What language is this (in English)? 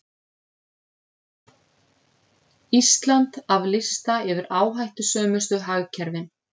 Icelandic